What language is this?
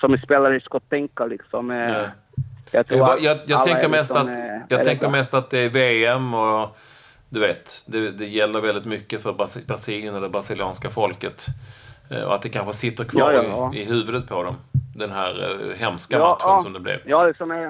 Swedish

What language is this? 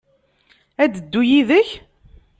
Kabyle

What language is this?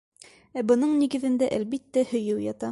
Bashkir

